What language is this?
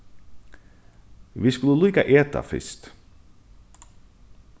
Faroese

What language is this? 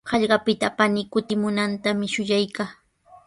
Sihuas Ancash Quechua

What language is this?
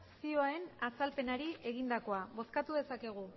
Basque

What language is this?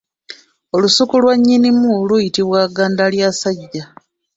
Ganda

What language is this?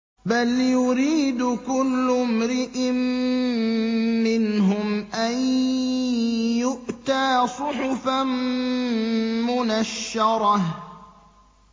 Arabic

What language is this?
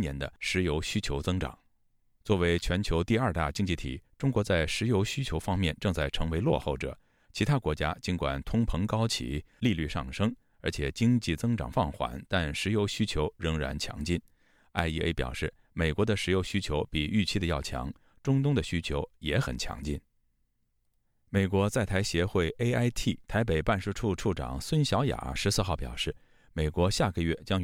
Chinese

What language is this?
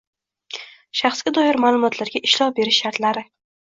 Uzbek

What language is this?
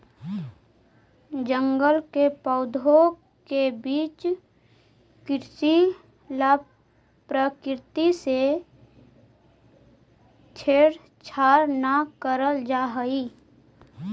Magahi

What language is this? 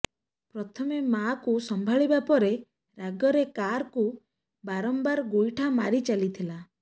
Odia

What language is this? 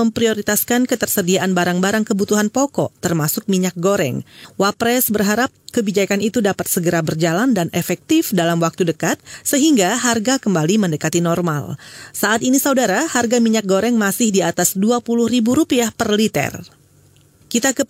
Indonesian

